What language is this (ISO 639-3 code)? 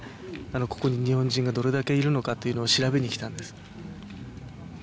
jpn